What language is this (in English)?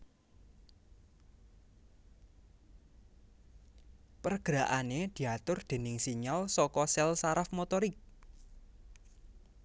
Javanese